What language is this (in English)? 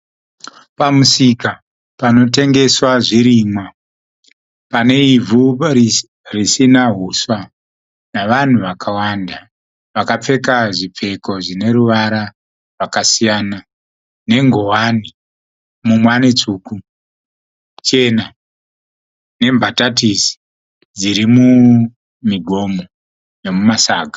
Shona